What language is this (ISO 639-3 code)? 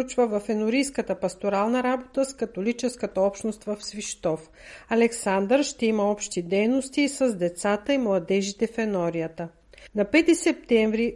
bul